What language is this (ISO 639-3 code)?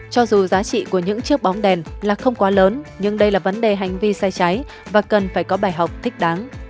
vie